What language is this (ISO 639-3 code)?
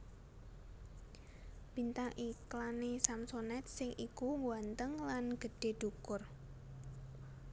jav